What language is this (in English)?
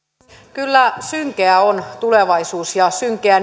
Finnish